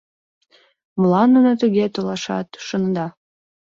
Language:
Mari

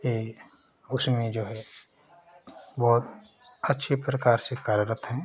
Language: Hindi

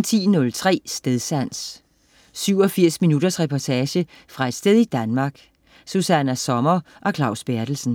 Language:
Danish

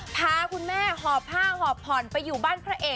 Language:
Thai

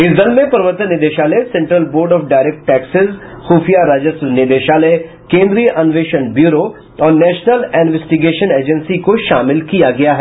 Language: Hindi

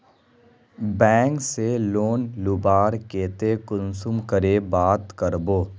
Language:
Magahi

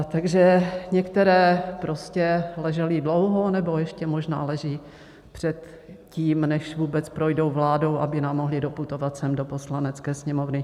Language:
Czech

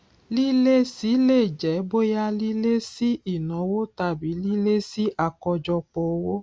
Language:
Yoruba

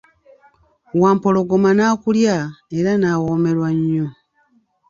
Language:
Ganda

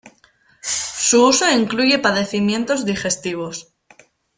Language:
Spanish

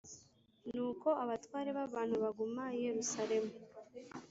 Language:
Kinyarwanda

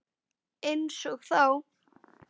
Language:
Icelandic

